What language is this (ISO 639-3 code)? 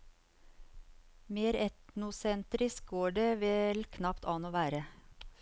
nor